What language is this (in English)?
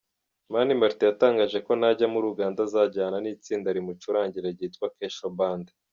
Kinyarwanda